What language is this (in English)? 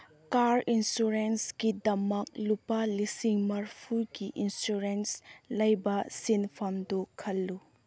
Manipuri